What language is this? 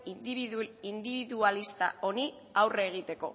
Basque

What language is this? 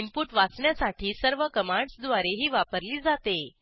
Marathi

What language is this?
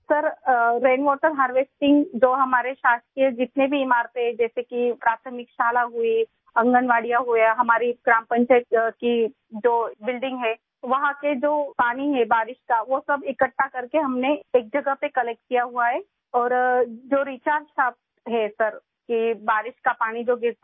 Urdu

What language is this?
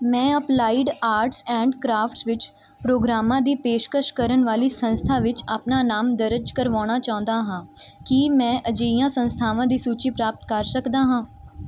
Punjabi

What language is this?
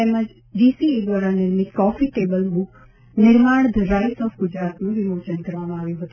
Gujarati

